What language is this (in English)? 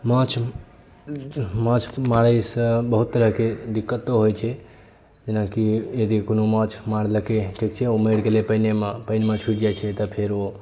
Maithili